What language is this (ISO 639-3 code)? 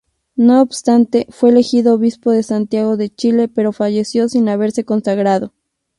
spa